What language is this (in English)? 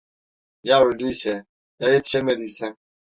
Turkish